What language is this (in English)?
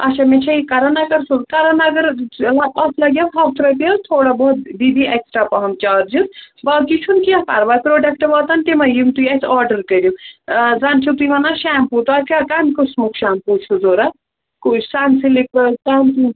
Kashmiri